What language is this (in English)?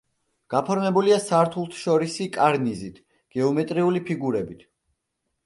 Georgian